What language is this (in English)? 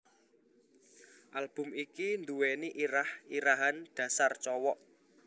Javanese